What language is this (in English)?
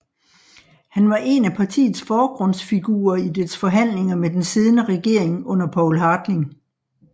Danish